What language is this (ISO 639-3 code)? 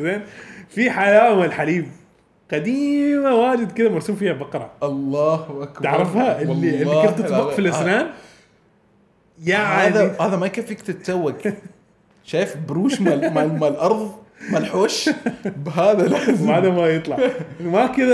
ara